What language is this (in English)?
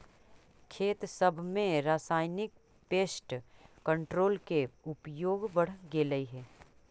Magahi